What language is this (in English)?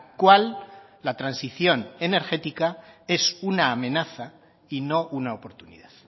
Spanish